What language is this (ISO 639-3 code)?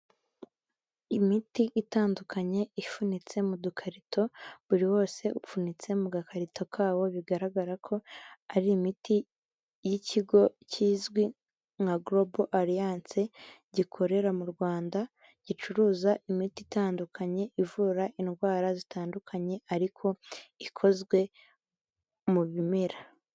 kin